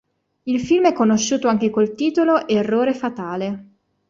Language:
Italian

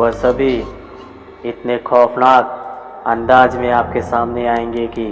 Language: Hindi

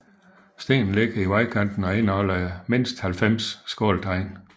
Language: Danish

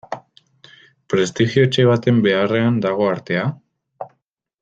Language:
Basque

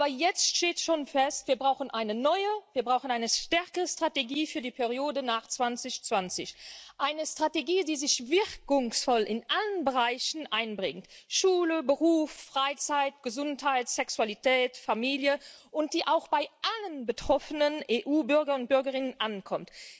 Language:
German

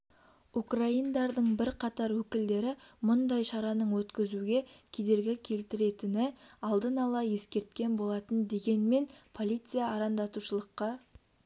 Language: Kazakh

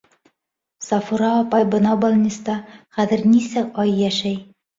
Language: Bashkir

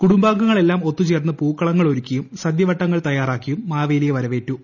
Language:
Malayalam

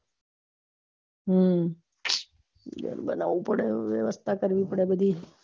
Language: Gujarati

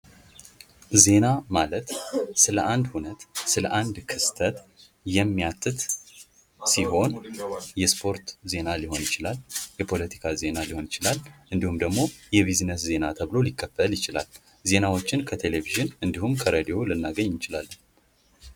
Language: Amharic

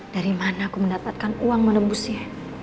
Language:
Indonesian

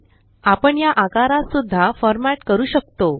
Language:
Marathi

